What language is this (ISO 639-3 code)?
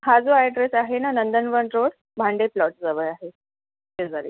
mar